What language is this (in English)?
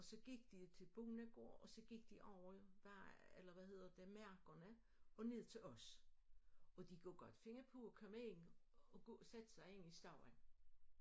Danish